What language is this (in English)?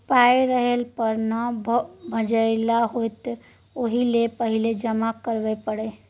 Maithili